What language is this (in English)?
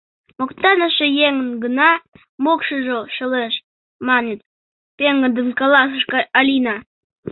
Mari